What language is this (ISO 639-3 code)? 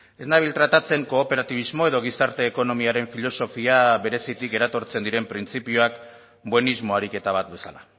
eus